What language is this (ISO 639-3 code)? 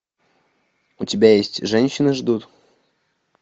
rus